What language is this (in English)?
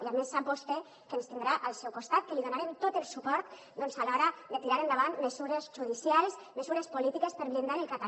Catalan